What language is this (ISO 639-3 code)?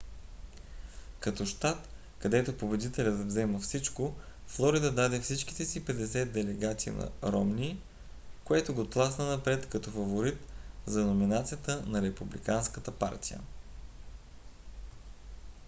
bul